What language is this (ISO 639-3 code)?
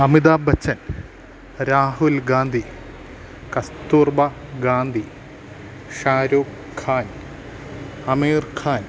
mal